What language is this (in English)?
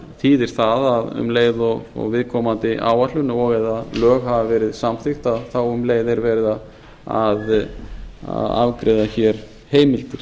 Icelandic